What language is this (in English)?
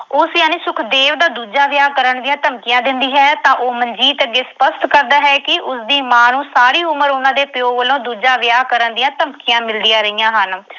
Punjabi